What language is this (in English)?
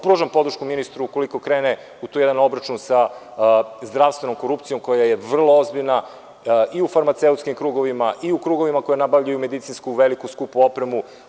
Serbian